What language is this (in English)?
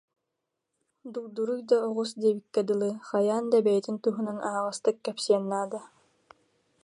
Yakut